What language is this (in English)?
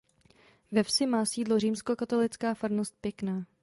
Czech